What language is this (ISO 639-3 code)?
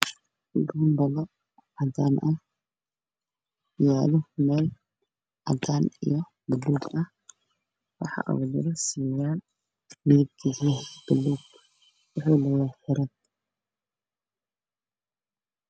som